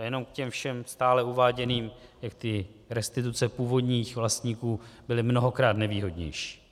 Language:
Czech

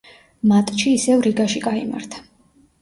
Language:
Georgian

